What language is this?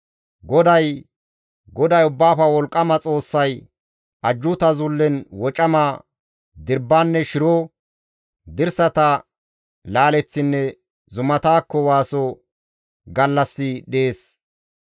Gamo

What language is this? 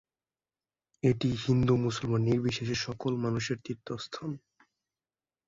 Bangla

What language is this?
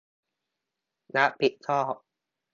Thai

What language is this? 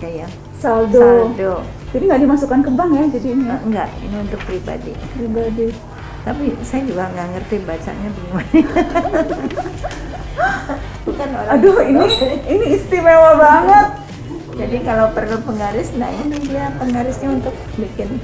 Indonesian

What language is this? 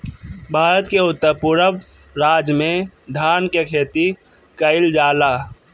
Bhojpuri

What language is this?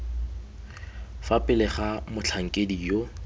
Tswana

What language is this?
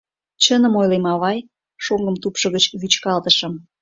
Mari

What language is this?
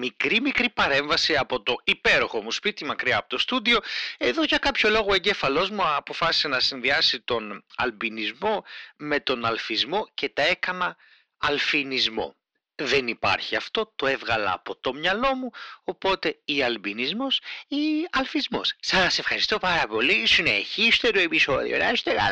Greek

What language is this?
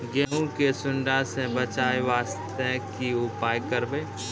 Maithili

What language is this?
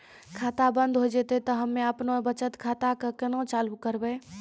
Maithili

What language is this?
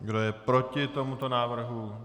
Czech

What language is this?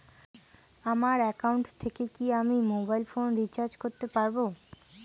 Bangla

